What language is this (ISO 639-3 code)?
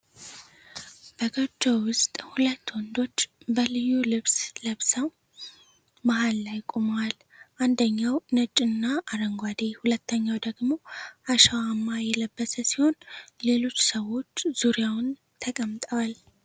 amh